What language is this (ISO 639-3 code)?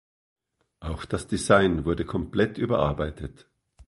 deu